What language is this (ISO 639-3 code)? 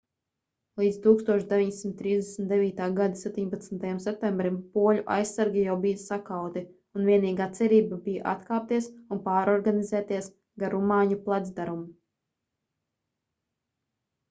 lav